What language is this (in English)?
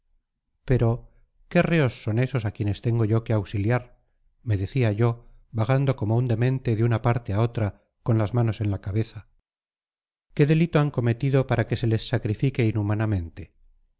Spanish